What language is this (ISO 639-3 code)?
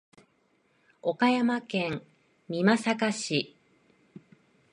jpn